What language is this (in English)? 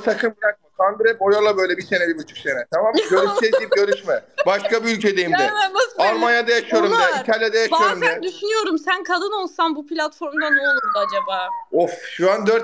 Turkish